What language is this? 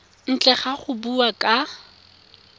Tswana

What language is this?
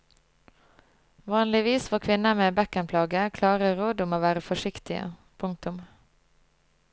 Norwegian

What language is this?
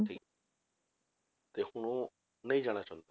Punjabi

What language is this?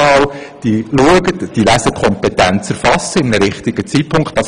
Swiss German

